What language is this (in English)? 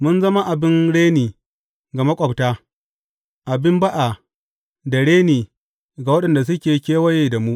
Hausa